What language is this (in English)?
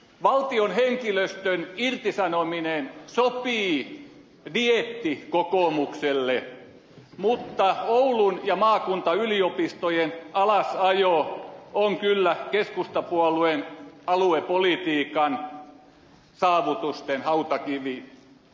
Finnish